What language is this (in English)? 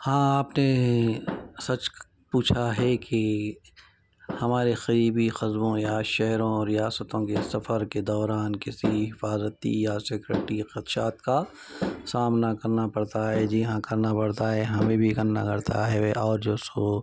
Urdu